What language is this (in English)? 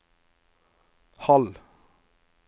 Norwegian